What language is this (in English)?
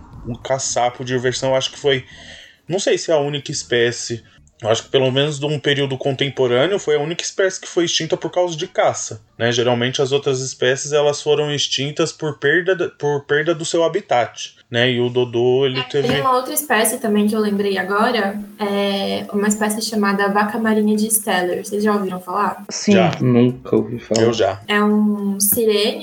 Portuguese